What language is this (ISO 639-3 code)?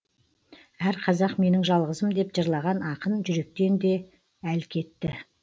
kaz